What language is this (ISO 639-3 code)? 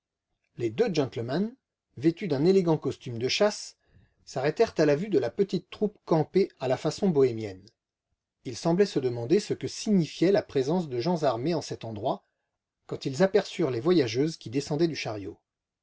fra